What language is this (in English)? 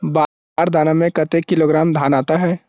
Chhattisgarhi